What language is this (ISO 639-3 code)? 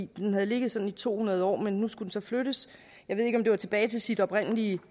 dan